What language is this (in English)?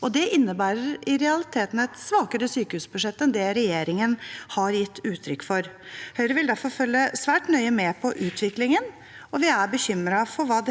Norwegian